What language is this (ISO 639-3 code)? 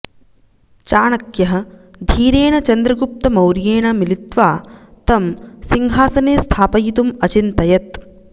san